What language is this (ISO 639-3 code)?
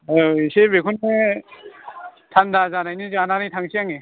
brx